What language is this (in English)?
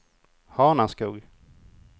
Swedish